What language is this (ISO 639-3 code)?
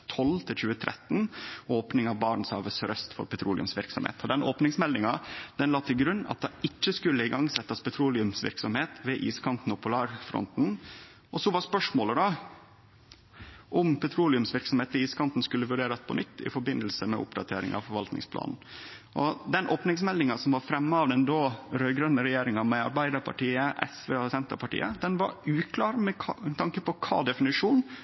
nno